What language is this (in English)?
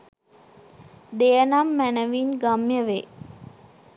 Sinhala